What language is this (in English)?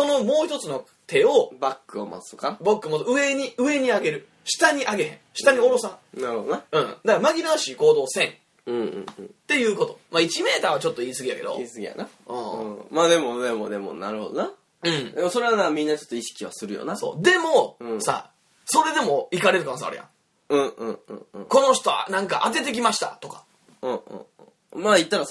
Japanese